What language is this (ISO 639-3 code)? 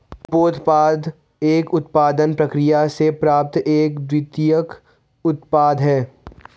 hin